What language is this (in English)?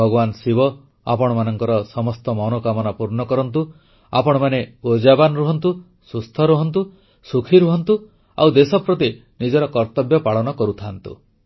Odia